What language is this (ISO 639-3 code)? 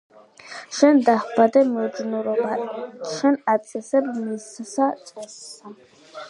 kat